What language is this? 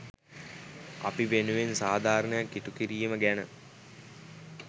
Sinhala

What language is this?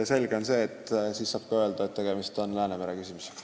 Estonian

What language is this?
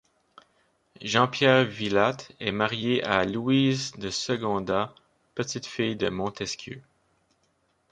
French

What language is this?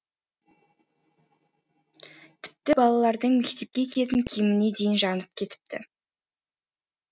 Kazakh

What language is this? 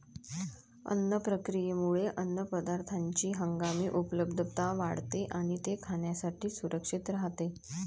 Marathi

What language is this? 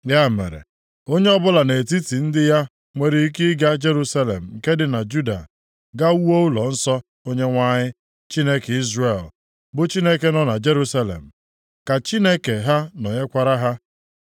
Igbo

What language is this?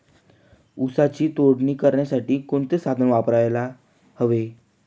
Marathi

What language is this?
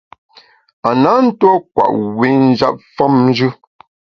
Bamun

